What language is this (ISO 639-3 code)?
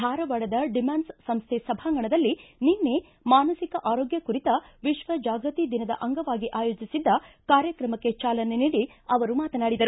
kan